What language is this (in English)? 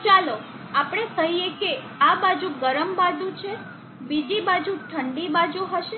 Gujarati